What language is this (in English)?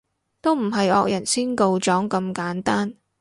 Cantonese